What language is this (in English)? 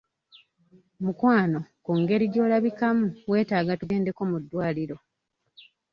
Ganda